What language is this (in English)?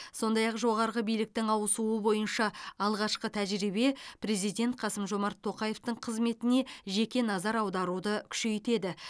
Kazakh